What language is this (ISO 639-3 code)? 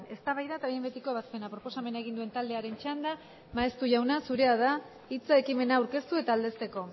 eus